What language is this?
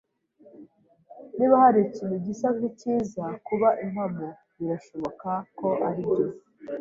Kinyarwanda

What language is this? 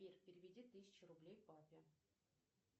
Russian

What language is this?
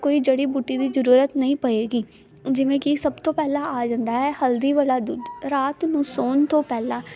Punjabi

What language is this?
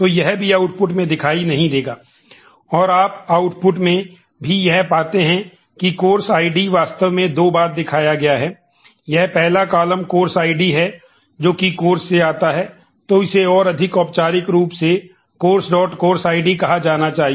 Hindi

